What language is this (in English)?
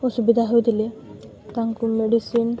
Odia